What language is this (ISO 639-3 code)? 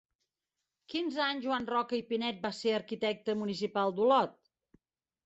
cat